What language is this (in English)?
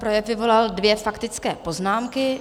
Czech